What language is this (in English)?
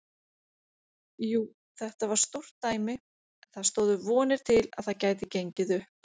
Icelandic